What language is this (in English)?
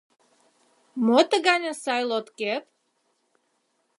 Mari